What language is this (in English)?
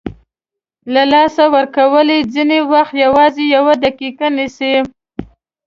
Pashto